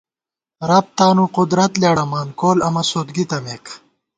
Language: Gawar-Bati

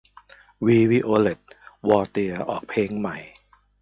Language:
Thai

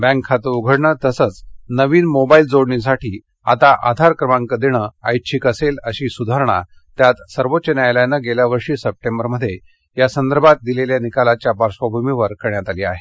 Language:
Marathi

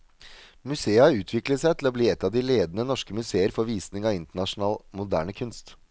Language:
Norwegian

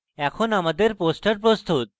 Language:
Bangla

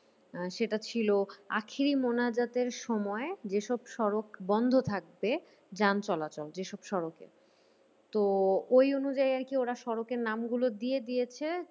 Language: Bangla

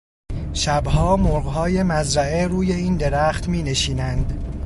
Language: Persian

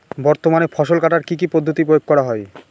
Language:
Bangla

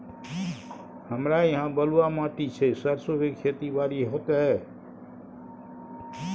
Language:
Maithili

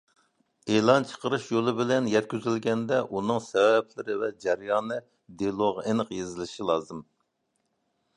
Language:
Uyghur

